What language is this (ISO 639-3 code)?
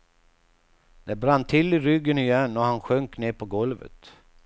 swe